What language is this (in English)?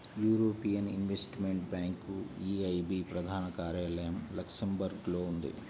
Telugu